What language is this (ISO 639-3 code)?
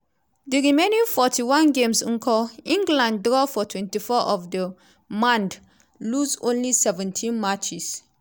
pcm